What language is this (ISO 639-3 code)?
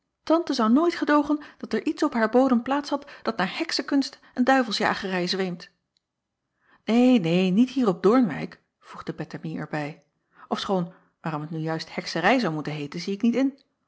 nld